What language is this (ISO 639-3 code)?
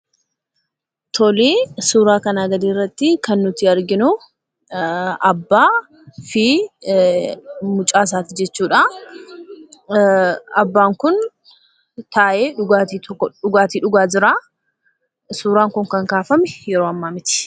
orm